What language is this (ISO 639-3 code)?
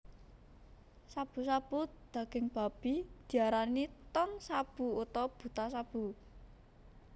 jav